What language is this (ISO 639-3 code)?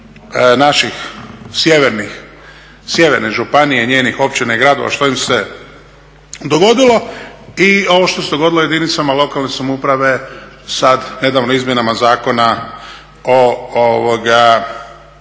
hrv